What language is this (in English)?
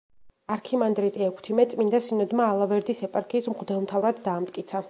Georgian